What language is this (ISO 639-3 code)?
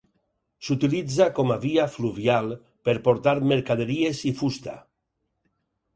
cat